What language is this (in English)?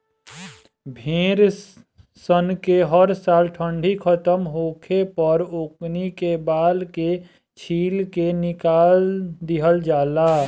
Bhojpuri